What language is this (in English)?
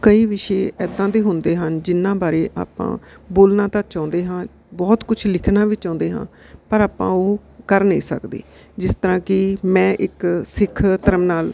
Punjabi